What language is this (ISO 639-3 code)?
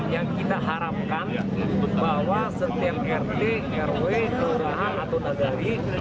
ind